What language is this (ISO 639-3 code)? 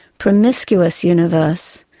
eng